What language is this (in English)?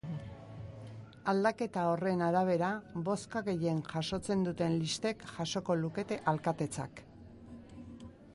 Basque